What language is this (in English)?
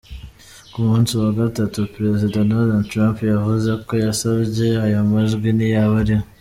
Kinyarwanda